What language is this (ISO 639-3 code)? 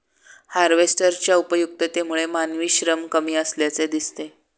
mar